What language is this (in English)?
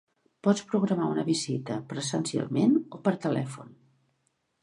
Catalan